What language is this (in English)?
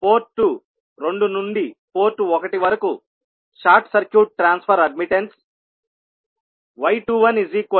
Telugu